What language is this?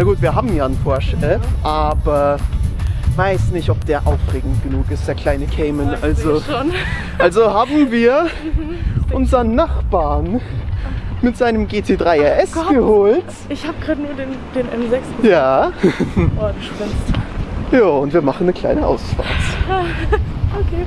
German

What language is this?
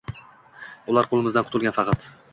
Uzbek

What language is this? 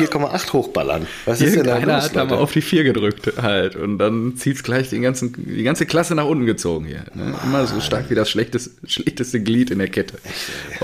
German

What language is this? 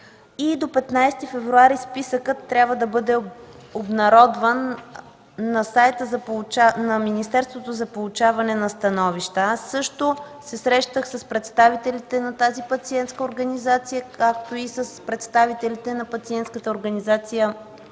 Bulgarian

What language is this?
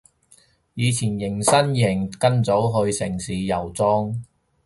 Cantonese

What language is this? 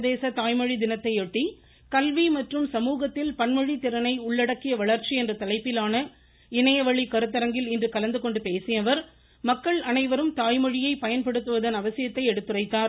Tamil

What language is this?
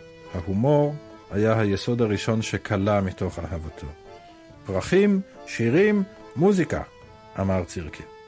Hebrew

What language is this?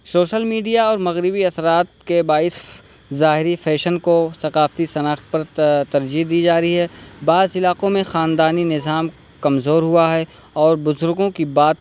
Urdu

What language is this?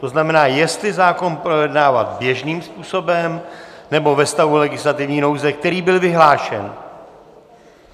Czech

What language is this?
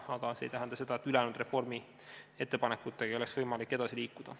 Estonian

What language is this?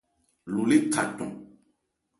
Ebrié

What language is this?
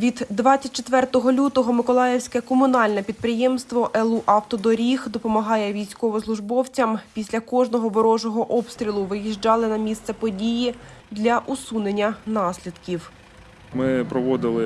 Ukrainian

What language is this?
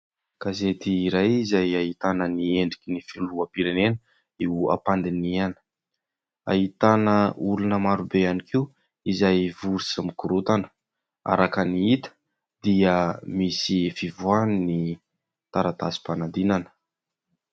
Malagasy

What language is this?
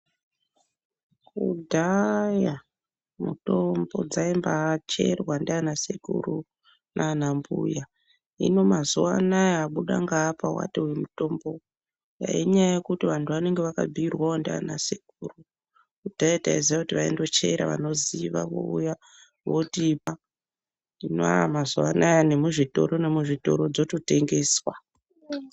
Ndau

